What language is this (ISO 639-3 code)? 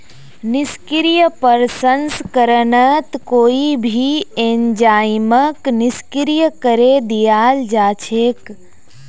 mag